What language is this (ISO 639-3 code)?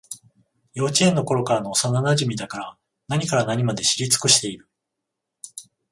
jpn